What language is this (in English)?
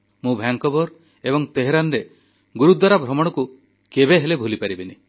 Odia